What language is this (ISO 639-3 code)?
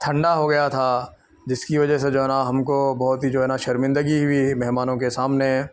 urd